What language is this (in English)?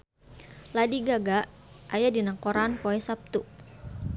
Sundanese